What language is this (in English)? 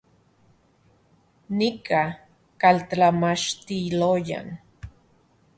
Central Puebla Nahuatl